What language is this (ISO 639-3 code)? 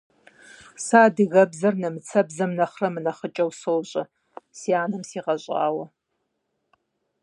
kbd